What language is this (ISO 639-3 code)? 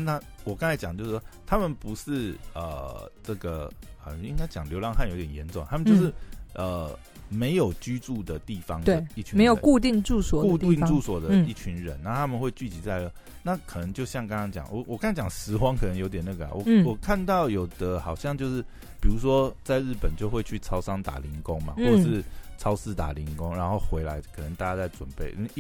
zho